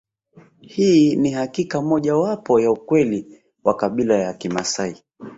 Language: Swahili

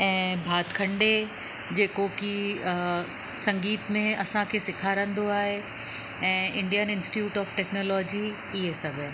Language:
Sindhi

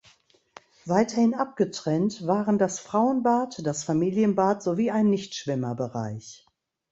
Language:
German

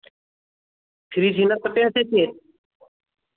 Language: Santali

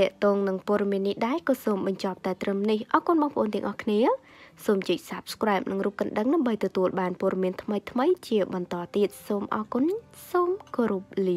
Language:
Vietnamese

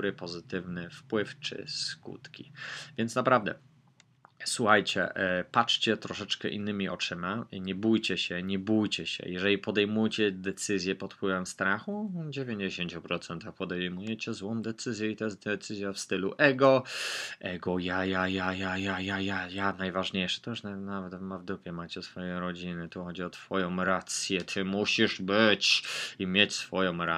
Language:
Polish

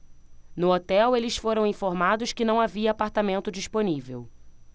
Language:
Portuguese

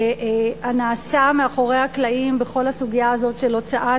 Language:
Hebrew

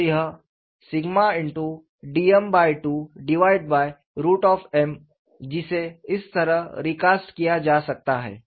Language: Hindi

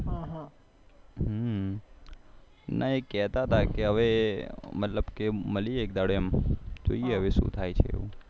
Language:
Gujarati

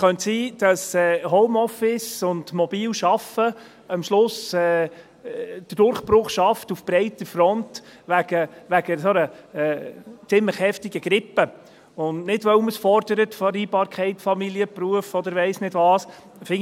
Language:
Swiss German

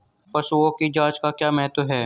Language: Hindi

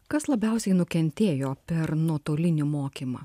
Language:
Lithuanian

